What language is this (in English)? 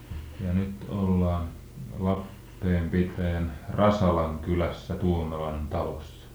Finnish